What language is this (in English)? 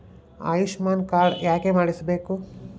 Kannada